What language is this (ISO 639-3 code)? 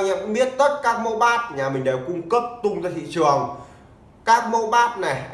vie